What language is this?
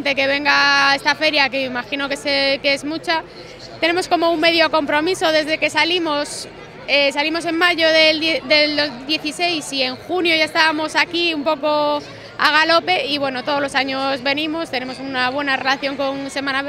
Spanish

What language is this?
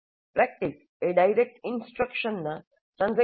Gujarati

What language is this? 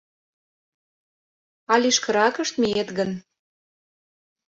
Mari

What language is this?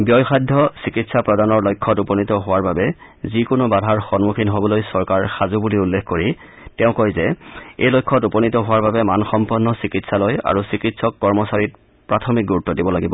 Assamese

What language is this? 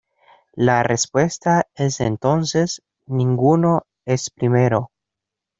Spanish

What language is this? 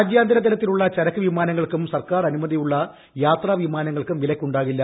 Malayalam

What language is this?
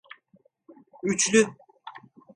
Turkish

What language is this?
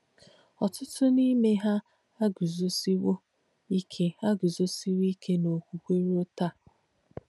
Igbo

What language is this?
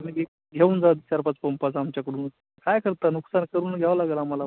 Marathi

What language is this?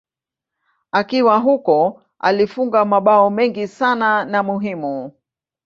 Swahili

